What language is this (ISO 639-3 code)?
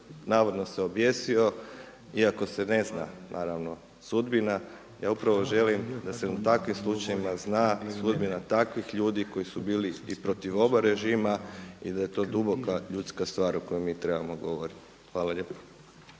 hrv